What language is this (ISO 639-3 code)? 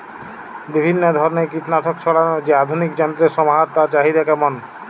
ben